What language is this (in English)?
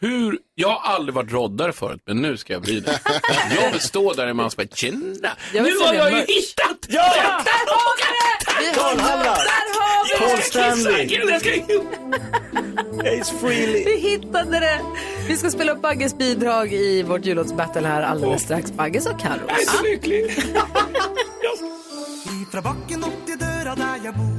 Swedish